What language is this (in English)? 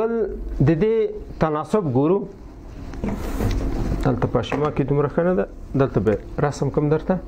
Romanian